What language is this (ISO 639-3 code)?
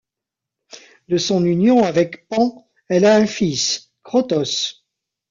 fra